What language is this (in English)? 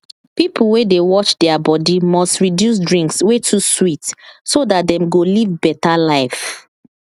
Nigerian Pidgin